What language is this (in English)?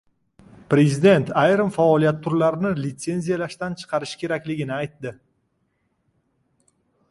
Uzbek